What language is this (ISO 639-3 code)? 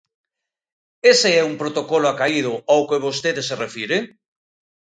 glg